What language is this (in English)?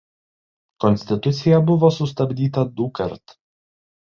Lithuanian